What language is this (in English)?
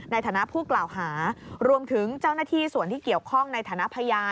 Thai